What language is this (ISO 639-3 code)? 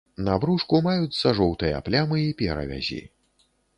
bel